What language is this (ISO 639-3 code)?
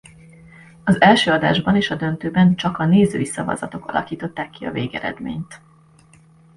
hun